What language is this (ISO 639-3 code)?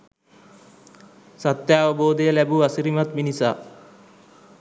sin